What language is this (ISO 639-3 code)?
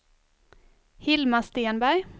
swe